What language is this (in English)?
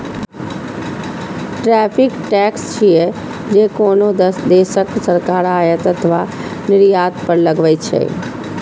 Maithili